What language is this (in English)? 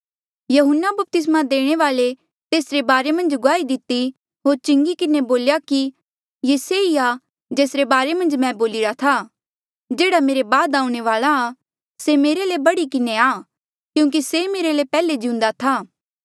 Mandeali